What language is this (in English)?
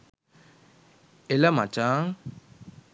Sinhala